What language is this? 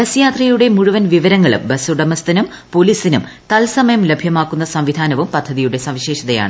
Malayalam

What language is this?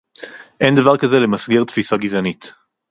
Hebrew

